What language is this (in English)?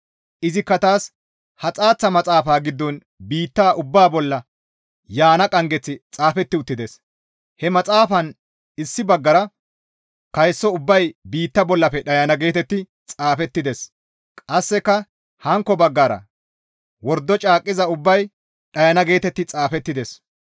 Gamo